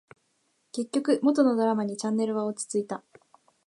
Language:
Japanese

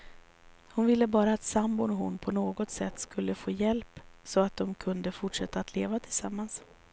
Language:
Swedish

